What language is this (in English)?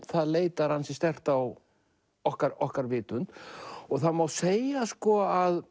Icelandic